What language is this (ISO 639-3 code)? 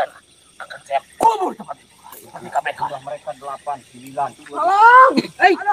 ind